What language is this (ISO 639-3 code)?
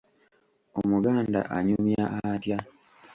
lug